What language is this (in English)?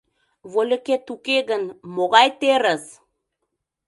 Mari